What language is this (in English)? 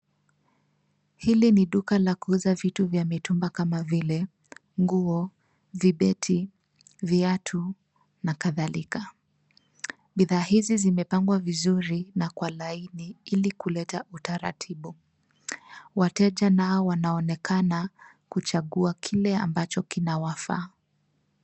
Swahili